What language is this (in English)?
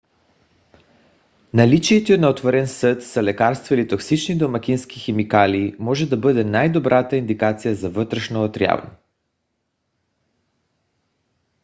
Bulgarian